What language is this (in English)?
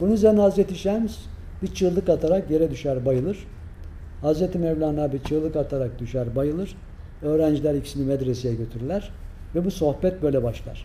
Turkish